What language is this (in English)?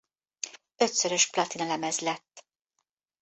Hungarian